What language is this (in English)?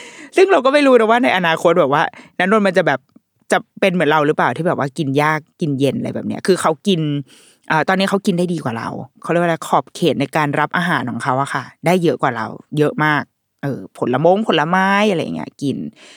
Thai